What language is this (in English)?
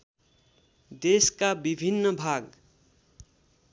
Nepali